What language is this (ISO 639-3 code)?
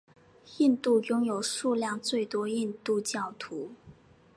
zho